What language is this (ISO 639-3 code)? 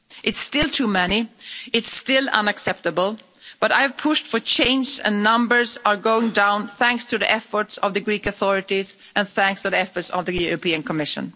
eng